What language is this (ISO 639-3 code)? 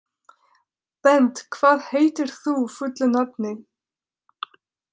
isl